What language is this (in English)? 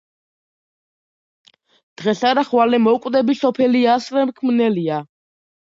Georgian